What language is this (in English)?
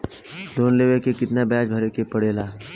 Bhojpuri